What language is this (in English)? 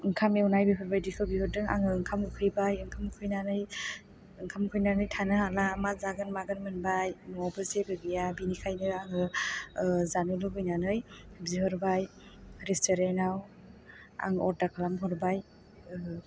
Bodo